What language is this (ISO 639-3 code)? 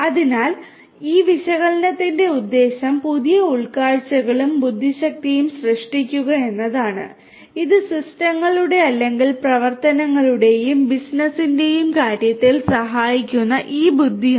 mal